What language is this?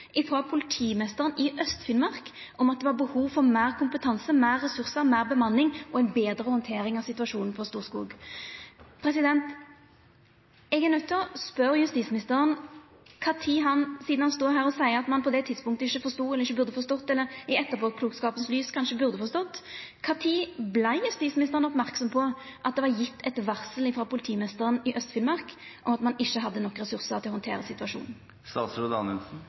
Norwegian Nynorsk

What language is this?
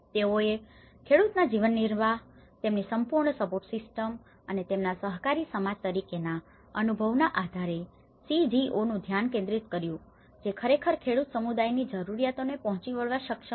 Gujarati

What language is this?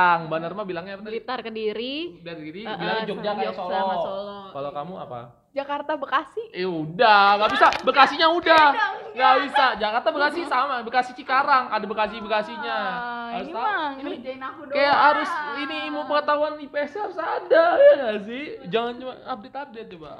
Indonesian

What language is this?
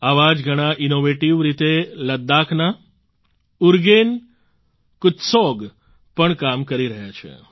Gujarati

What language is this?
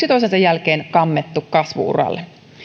Finnish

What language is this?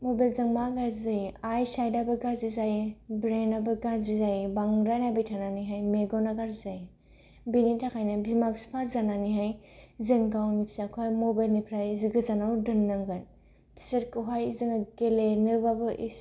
Bodo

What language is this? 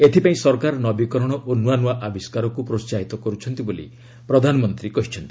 Odia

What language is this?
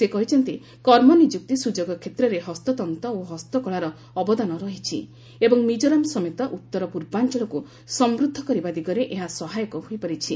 Odia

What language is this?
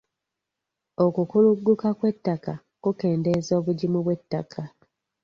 Ganda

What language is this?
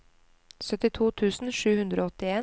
Norwegian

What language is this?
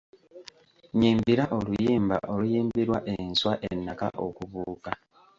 Ganda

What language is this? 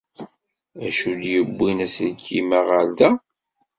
Kabyle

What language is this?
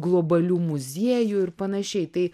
Lithuanian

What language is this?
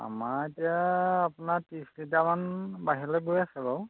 Assamese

